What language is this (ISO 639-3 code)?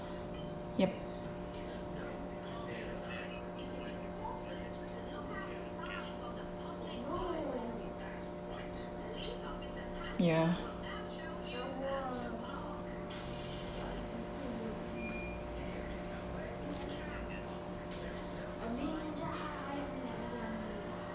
eng